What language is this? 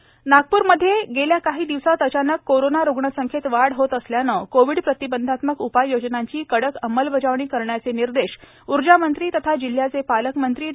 Marathi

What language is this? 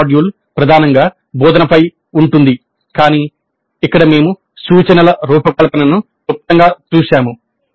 Telugu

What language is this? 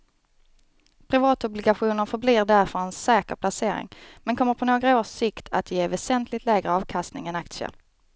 Swedish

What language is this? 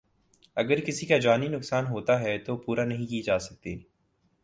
Urdu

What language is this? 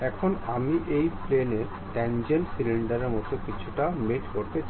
Bangla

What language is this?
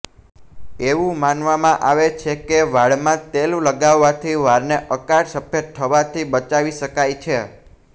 Gujarati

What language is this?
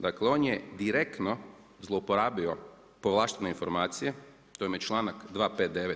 Croatian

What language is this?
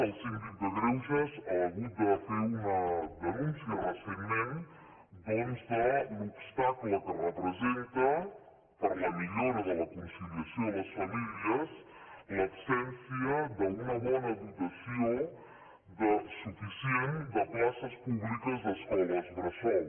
Catalan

